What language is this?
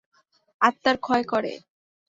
Bangla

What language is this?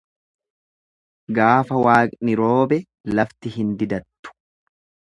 Oromo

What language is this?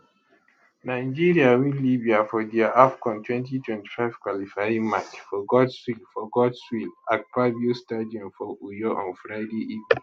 Nigerian Pidgin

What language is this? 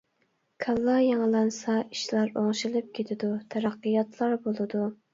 Uyghur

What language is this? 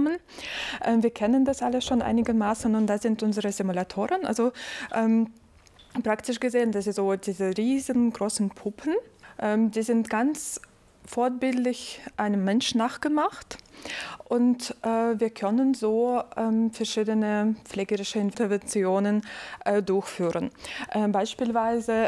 German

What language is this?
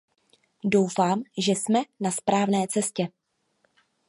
Czech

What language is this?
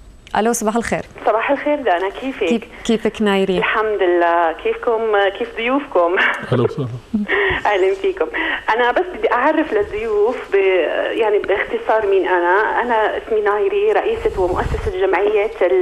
Arabic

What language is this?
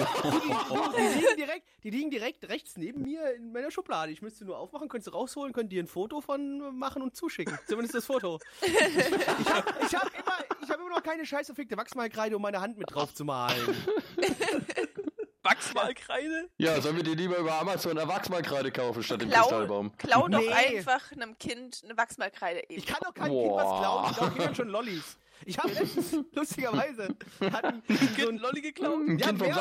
German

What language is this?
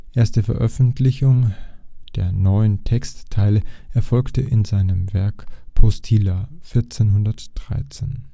German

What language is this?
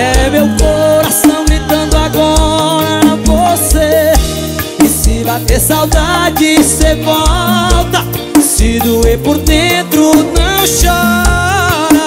Portuguese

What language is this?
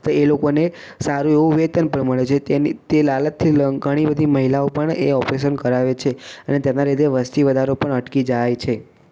Gujarati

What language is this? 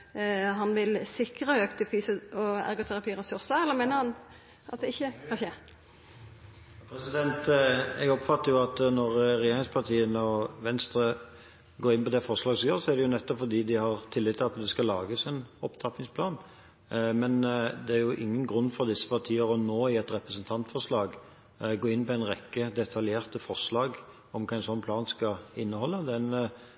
Norwegian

